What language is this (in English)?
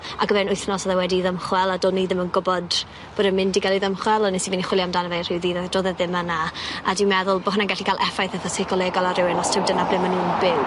Welsh